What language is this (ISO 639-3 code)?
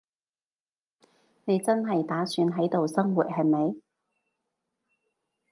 yue